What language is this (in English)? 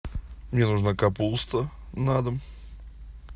Russian